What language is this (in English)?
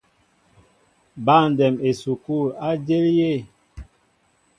Mbo (Cameroon)